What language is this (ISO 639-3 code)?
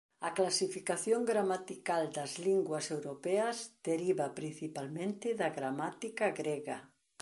glg